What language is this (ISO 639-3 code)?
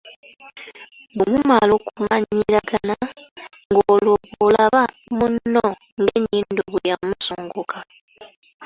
lug